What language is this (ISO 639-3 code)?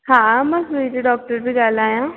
snd